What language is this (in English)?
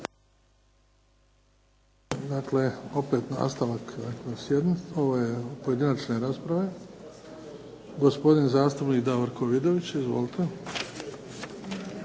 Croatian